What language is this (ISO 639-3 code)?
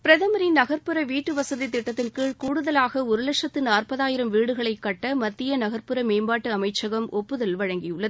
tam